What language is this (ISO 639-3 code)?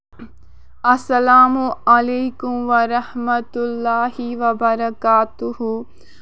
kas